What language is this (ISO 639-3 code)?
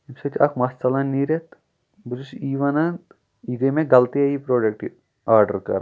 kas